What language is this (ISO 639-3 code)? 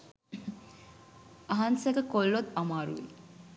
sin